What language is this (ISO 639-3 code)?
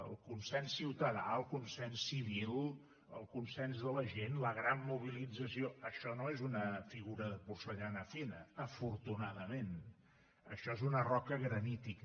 cat